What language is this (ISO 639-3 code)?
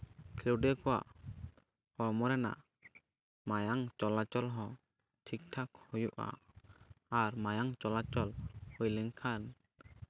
sat